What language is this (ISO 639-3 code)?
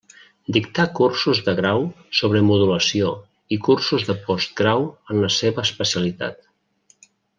cat